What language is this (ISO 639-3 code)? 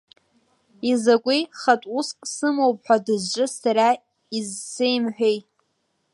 abk